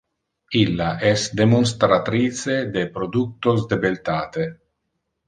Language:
Interlingua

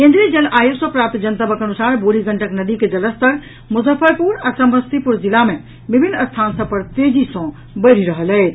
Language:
Maithili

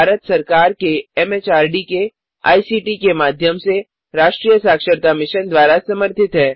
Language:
Hindi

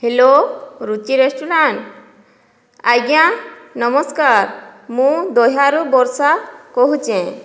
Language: Odia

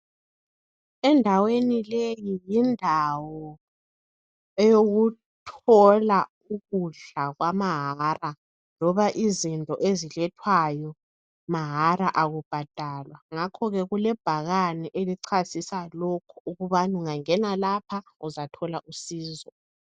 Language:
North Ndebele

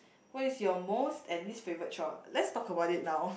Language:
English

